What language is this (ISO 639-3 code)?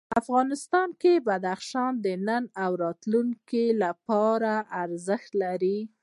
pus